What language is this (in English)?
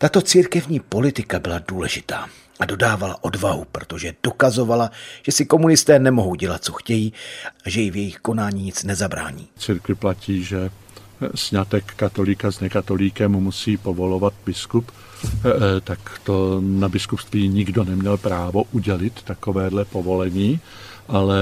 Czech